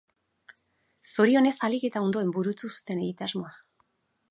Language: Basque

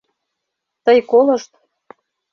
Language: Mari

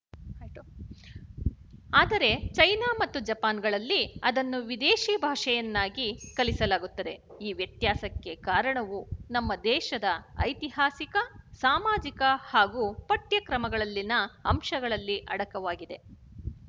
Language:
Kannada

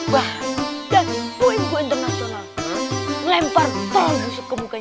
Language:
Indonesian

